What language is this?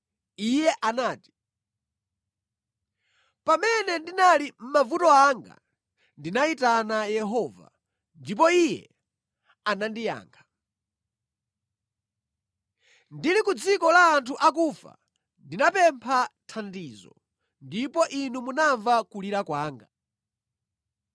Nyanja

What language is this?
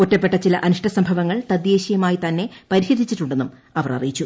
Malayalam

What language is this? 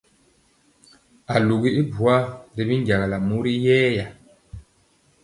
Mpiemo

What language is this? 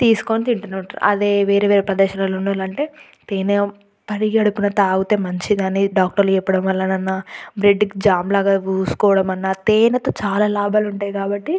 Telugu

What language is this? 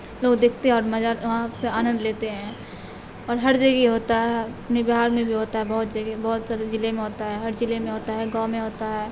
Urdu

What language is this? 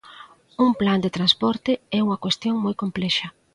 Galician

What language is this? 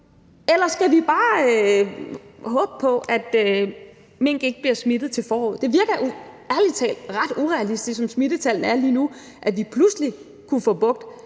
Danish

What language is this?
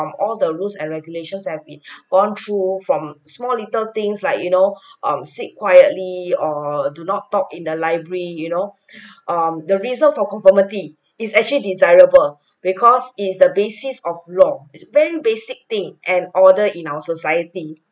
English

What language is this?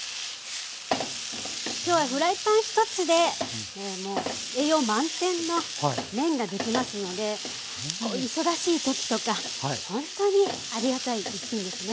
Japanese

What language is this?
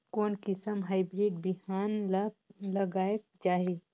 Chhattisgarhi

